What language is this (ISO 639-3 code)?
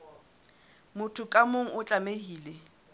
sot